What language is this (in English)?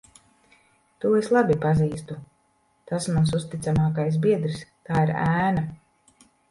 Latvian